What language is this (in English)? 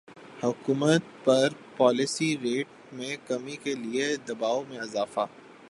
Urdu